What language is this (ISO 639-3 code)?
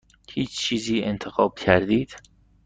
fas